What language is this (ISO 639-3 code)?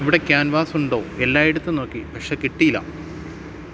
mal